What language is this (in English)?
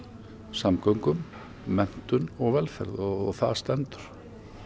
Icelandic